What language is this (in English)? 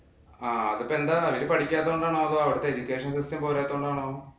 Malayalam